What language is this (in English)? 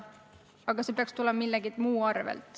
Estonian